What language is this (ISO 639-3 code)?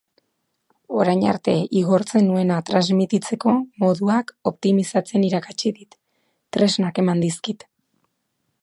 eus